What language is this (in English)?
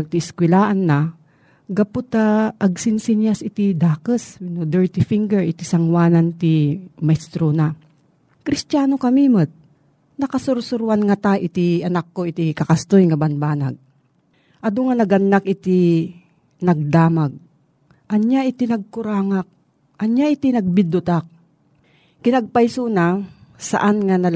Filipino